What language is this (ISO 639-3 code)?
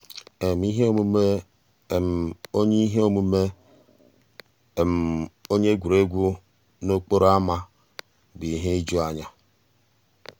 ibo